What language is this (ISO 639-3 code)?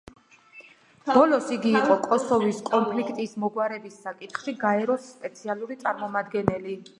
kat